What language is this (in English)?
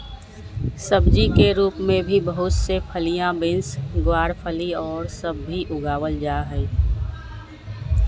Magahi